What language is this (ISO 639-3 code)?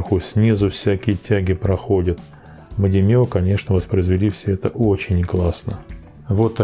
rus